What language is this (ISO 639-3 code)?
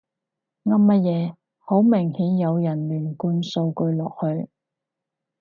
yue